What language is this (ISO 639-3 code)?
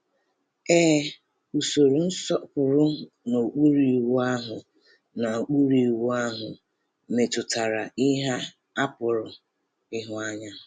ibo